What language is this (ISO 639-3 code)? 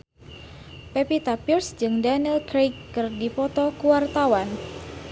sun